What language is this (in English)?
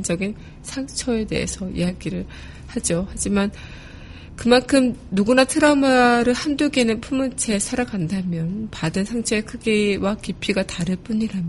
Korean